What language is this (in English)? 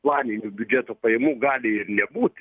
Lithuanian